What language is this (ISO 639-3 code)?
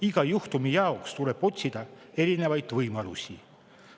est